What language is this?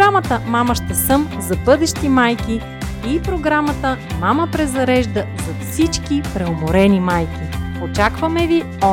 Bulgarian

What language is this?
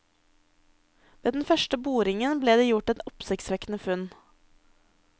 Norwegian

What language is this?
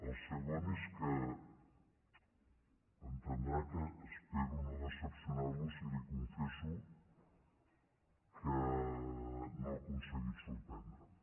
Catalan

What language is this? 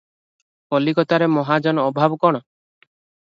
Odia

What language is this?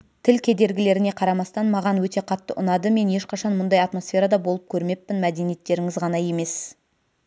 Kazakh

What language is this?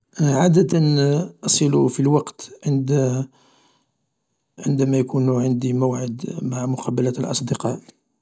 Algerian Arabic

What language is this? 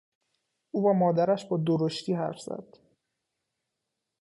Persian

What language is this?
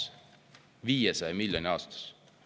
Estonian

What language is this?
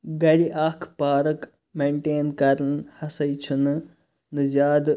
Kashmiri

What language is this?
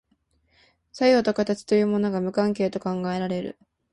Japanese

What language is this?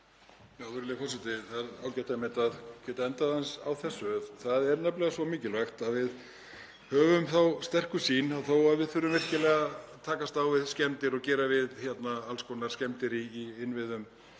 Icelandic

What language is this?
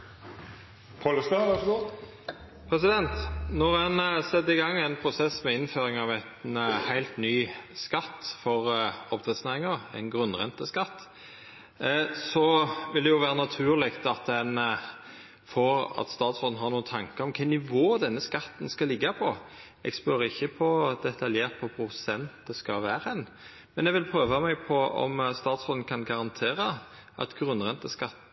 Norwegian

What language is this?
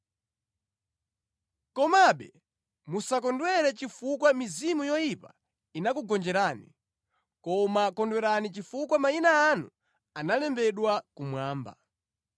Nyanja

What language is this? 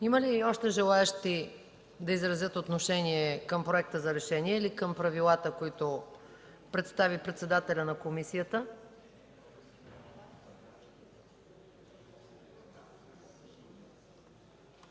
Bulgarian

